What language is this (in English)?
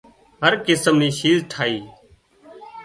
Wadiyara Koli